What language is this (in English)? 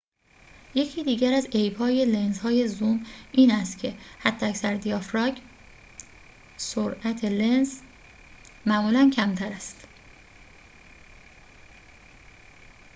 Persian